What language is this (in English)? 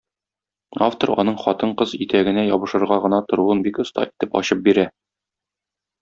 Tatar